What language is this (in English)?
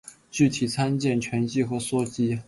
Chinese